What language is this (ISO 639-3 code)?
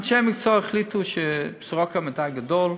heb